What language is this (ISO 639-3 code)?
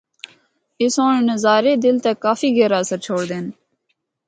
hno